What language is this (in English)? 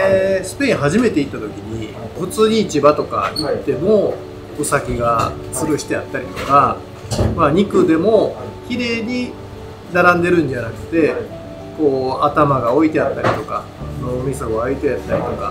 Japanese